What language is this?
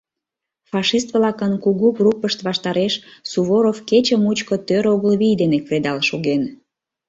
Mari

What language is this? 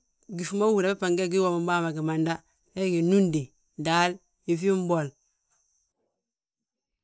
Balanta-Ganja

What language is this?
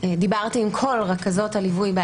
Hebrew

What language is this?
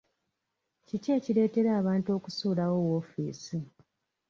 Ganda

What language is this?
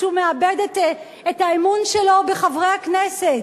Hebrew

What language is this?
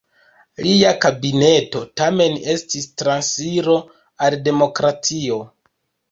Esperanto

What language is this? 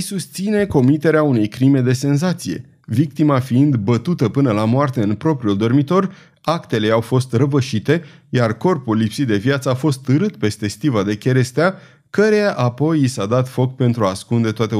Romanian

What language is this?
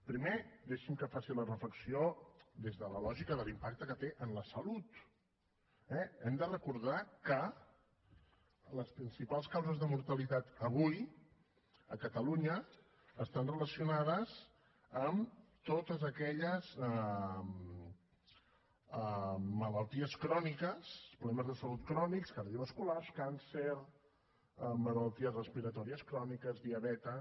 Catalan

